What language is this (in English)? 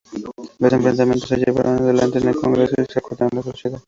Spanish